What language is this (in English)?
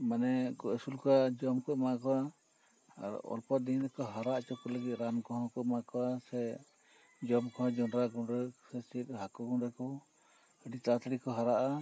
Santali